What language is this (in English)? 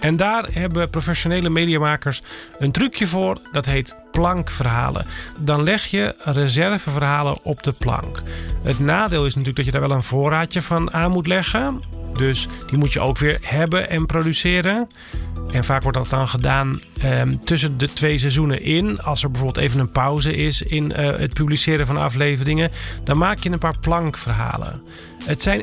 Dutch